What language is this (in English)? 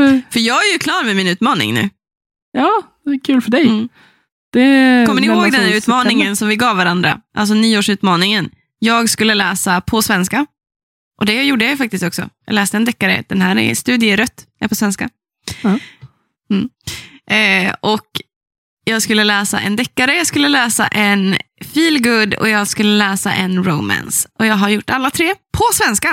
Swedish